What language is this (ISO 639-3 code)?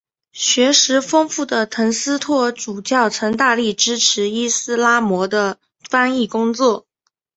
zho